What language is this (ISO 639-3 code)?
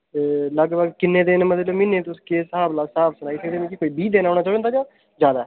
doi